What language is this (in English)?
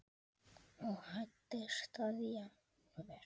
Icelandic